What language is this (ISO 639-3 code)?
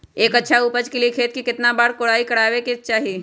mag